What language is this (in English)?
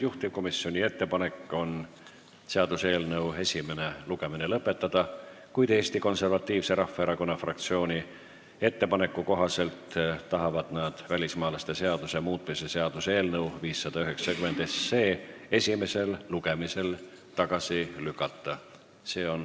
Estonian